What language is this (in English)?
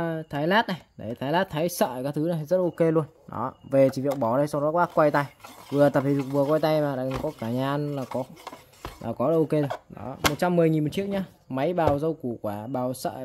Vietnamese